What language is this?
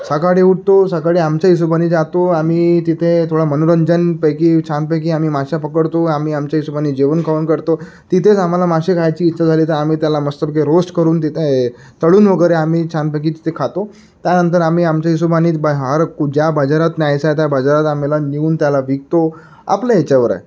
Marathi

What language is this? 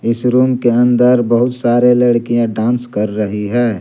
Hindi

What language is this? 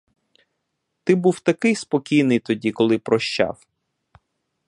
Ukrainian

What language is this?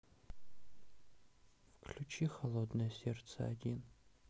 Russian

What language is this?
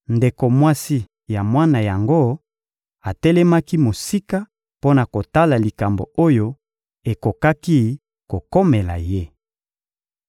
Lingala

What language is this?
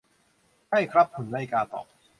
Thai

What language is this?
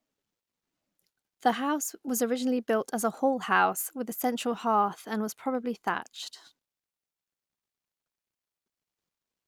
English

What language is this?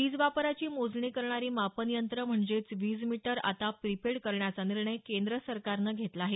Marathi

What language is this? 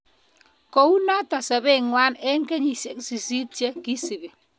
Kalenjin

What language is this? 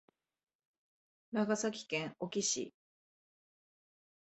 Japanese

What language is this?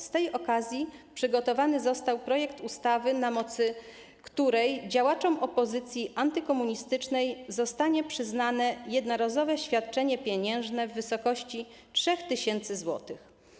Polish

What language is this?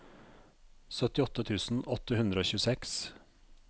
Norwegian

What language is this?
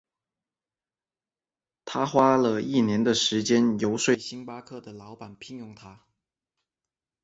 Chinese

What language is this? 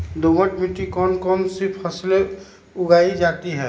Magahi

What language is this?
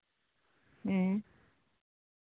Santali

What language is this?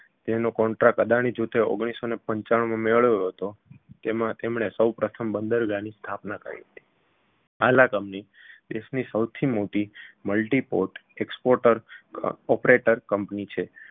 Gujarati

